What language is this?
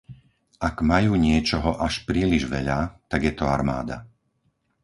Slovak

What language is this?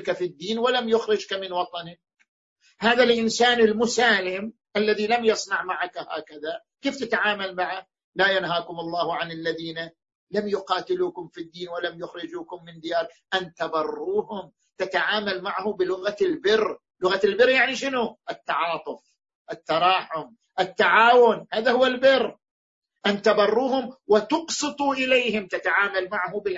Arabic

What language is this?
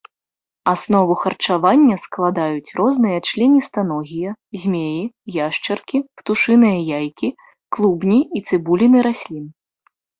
Belarusian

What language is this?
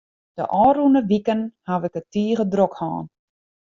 Western Frisian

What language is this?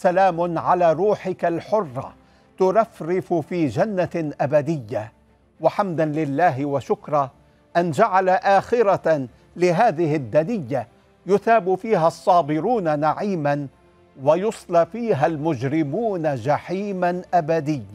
Arabic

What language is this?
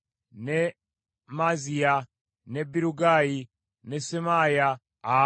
Ganda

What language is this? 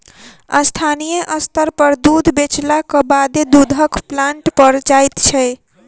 Maithili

